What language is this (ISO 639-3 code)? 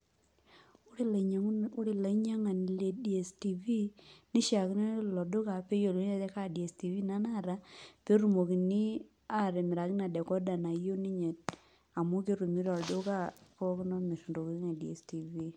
mas